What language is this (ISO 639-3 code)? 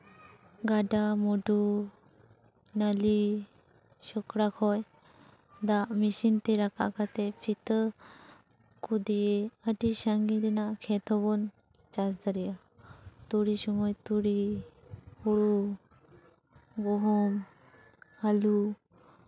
sat